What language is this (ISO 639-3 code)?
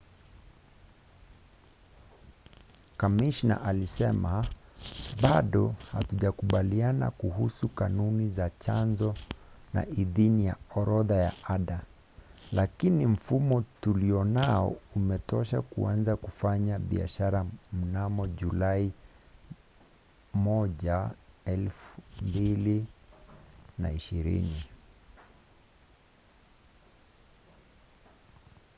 swa